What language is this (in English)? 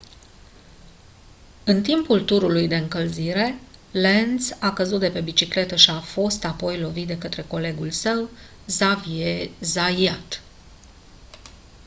Romanian